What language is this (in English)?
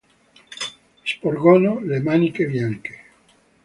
Italian